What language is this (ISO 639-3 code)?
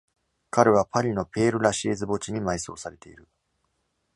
jpn